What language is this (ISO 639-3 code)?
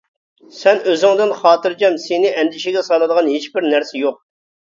uig